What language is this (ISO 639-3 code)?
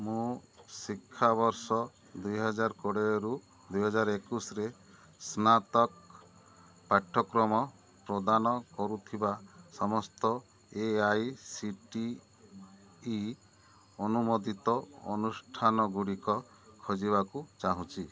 ori